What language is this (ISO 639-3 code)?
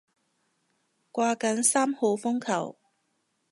yue